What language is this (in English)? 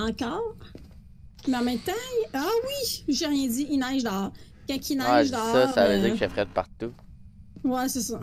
French